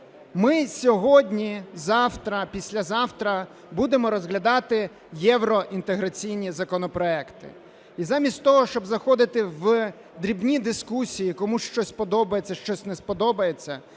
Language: Ukrainian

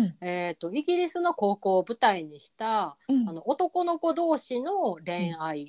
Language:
Japanese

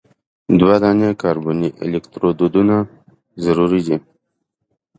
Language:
Pashto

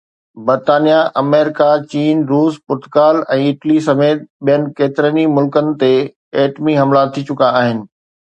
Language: Sindhi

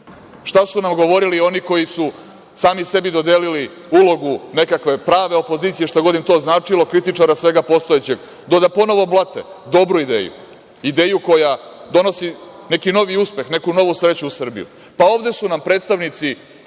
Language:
Serbian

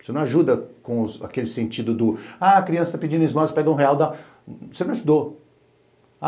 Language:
Portuguese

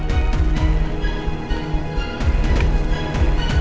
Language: Indonesian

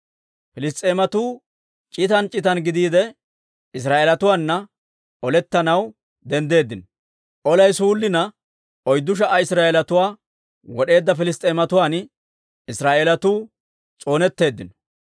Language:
Dawro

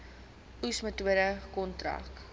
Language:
Afrikaans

